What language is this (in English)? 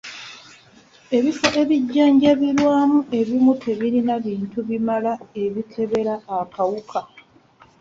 Ganda